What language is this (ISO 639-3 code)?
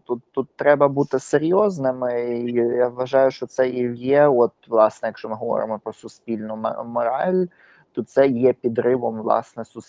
ukr